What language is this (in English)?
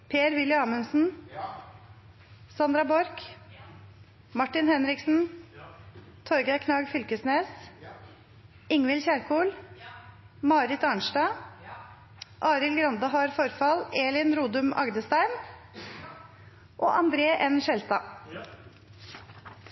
Norwegian Nynorsk